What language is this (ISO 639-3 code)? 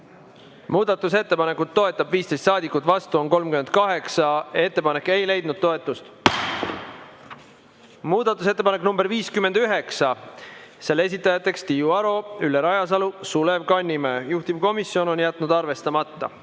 est